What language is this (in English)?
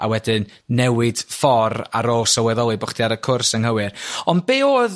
Welsh